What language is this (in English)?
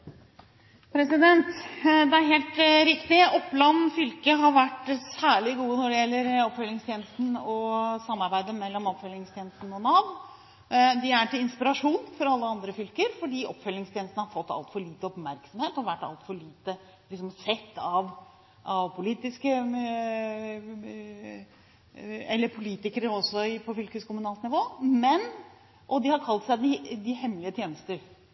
Norwegian Bokmål